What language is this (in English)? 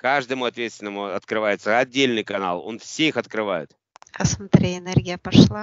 Russian